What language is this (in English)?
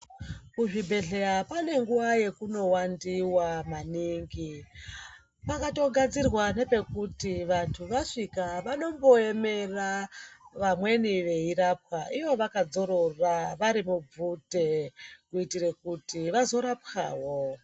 Ndau